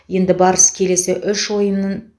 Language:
Kazakh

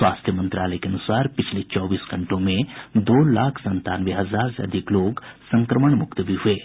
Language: Hindi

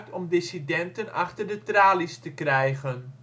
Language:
Dutch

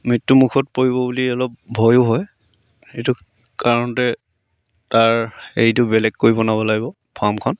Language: Assamese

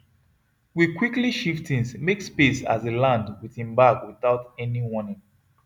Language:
Nigerian Pidgin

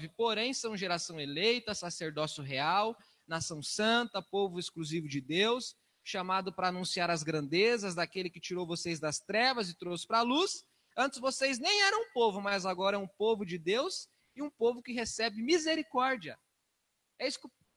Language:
Portuguese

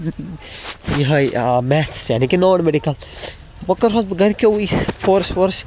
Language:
Kashmiri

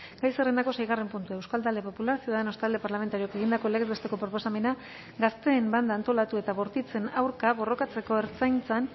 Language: Basque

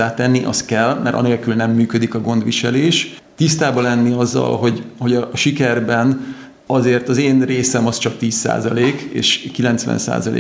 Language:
Hungarian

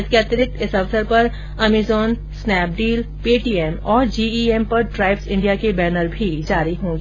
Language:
Hindi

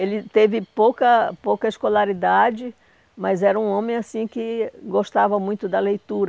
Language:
Portuguese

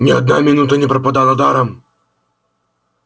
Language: Russian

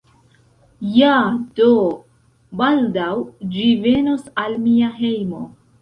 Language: Esperanto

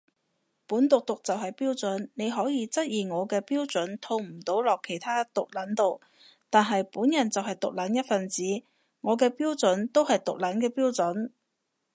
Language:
Cantonese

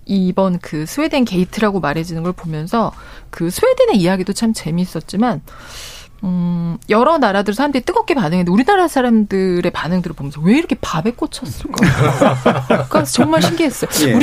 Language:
Korean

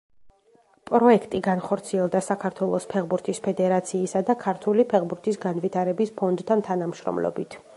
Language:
Georgian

